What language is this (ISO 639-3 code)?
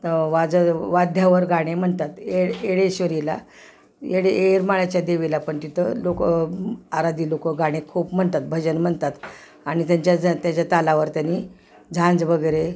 mar